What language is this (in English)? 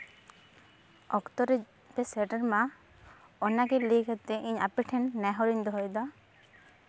Santali